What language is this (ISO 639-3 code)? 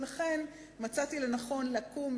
heb